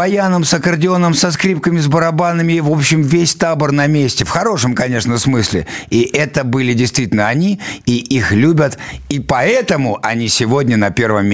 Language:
Russian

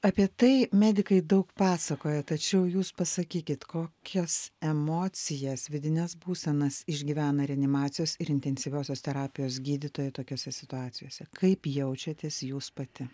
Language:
Lithuanian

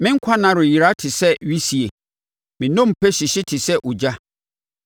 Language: Akan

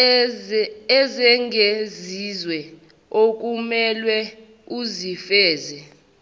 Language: Zulu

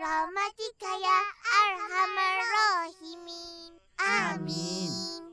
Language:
Malay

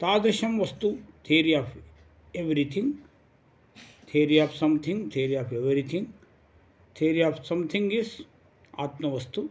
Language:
Sanskrit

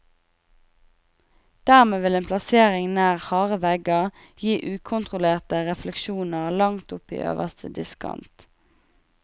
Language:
Norwegian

